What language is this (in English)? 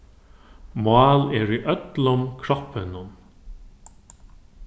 Faroese